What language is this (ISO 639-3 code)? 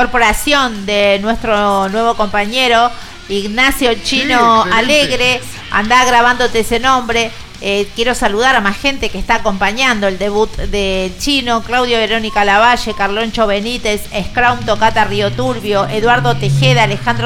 spa